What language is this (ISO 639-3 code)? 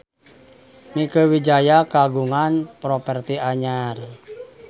sun